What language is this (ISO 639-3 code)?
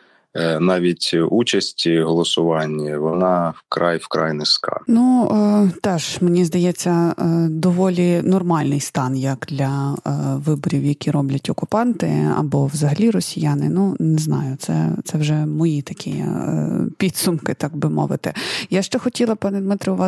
ukr